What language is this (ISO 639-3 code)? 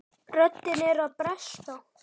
isl